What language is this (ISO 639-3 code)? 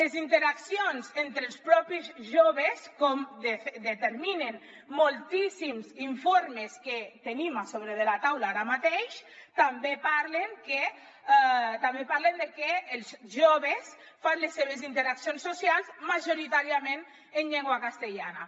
cat